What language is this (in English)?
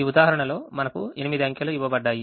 Telugu